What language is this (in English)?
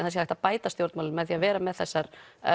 Icelandic